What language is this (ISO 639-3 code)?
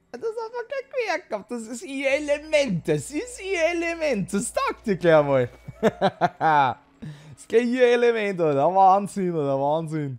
deu